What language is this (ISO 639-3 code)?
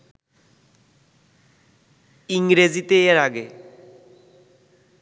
ben